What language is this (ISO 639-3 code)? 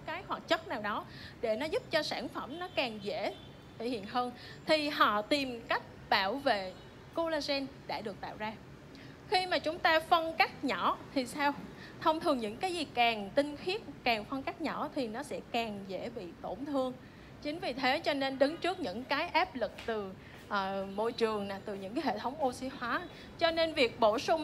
vie